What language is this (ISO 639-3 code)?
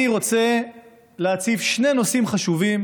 heb